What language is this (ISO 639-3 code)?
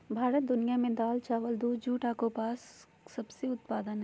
mag